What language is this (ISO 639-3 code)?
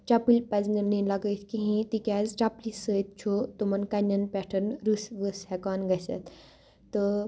kas